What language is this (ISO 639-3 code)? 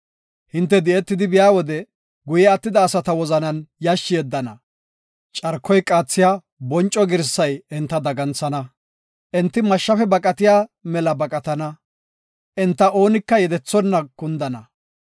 gof